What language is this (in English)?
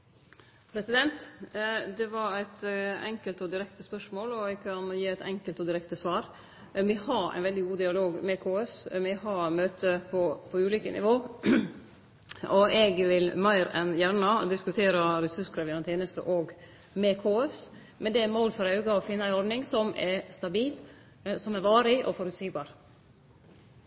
Norwegian